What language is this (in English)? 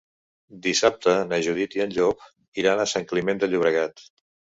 Catalan